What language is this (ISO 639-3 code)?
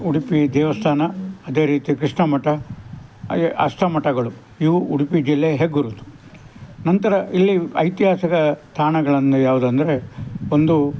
kan